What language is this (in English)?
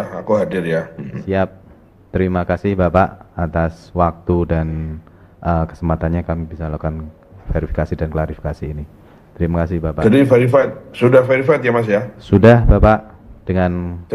Indonesian